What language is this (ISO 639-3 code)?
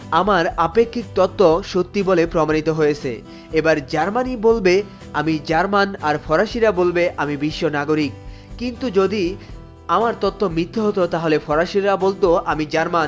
ben